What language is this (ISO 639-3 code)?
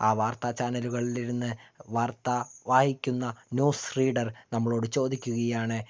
mal